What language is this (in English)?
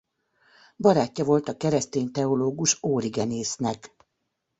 Hungarian